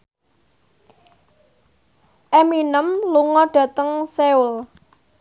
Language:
Javanese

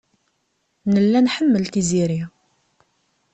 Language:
Kabyle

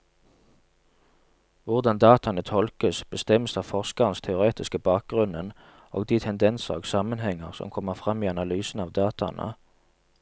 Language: Norwegian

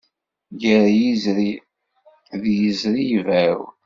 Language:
Kabyle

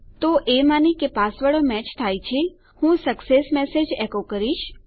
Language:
Gujarati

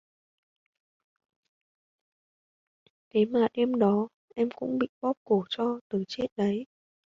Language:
Vietnamese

